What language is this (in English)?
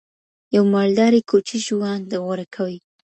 Pashto